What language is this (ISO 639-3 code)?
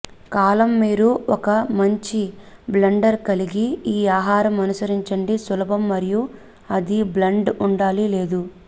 tel